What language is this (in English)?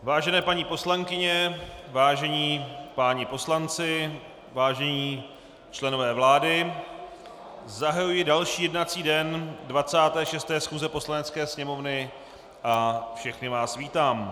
Czech